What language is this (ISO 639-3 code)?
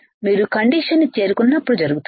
tel